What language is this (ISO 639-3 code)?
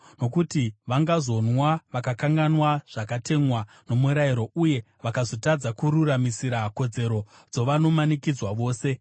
sna